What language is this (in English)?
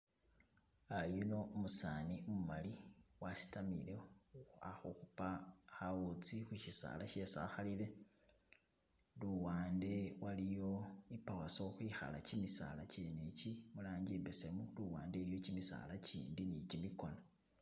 Masaaba